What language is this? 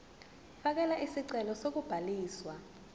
Zulu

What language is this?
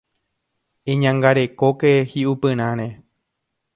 Guarani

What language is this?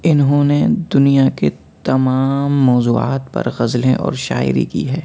Urdu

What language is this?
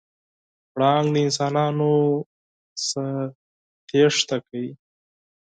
Pashto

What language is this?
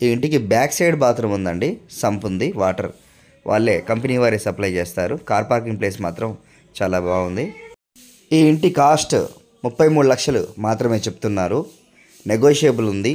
Telugu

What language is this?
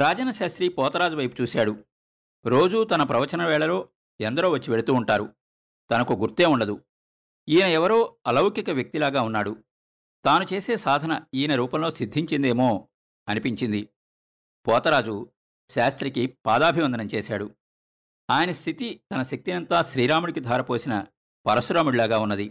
Telugu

